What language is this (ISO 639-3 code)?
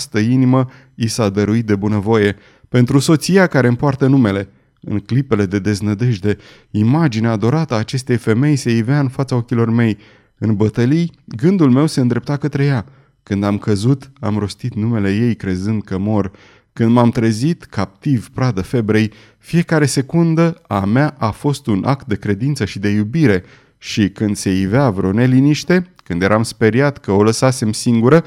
ron